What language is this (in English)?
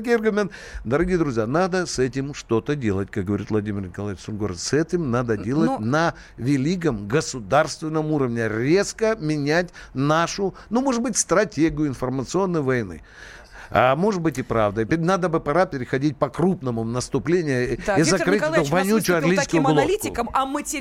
Russian